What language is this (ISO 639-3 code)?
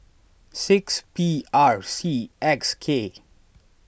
eng